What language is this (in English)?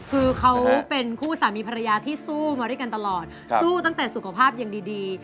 Thai